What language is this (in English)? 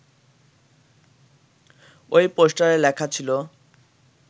Bangla